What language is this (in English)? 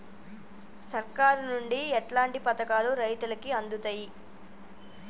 Telugu